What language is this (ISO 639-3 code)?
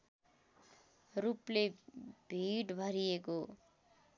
nep